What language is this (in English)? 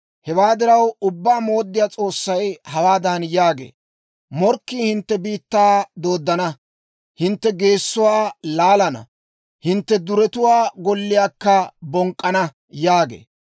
Dawro